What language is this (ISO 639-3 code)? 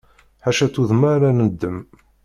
kab